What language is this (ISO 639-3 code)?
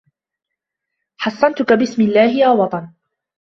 ara